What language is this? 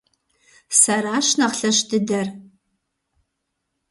Kabardian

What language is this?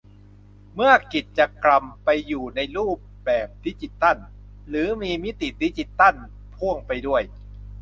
Thai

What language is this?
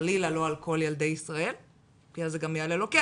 Hebrew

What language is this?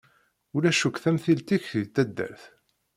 Kabyle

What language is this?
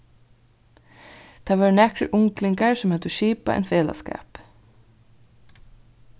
Faroese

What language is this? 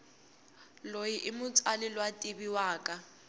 Tsonga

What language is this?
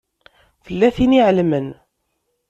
Kabyle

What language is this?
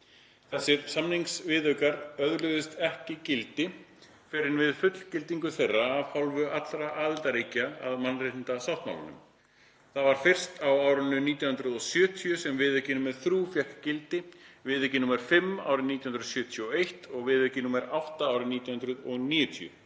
Icelandic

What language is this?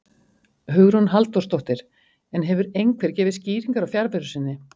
Icelandic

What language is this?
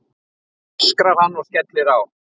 Icelandic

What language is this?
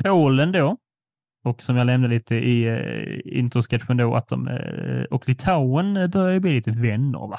Swedish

